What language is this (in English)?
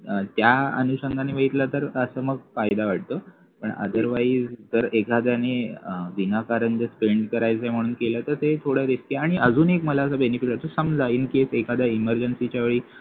Marathi